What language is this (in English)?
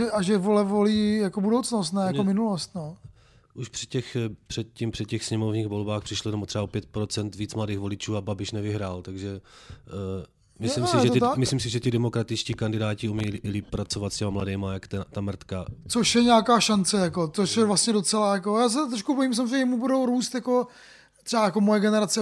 Czech